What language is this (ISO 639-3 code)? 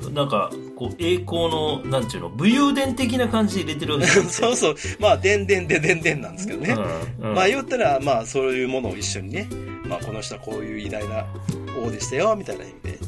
jpn